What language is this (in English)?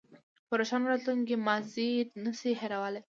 Pashto